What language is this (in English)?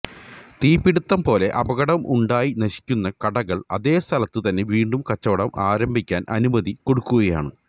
Malayalam